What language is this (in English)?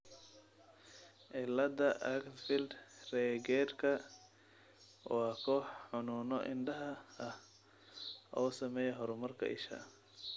Somali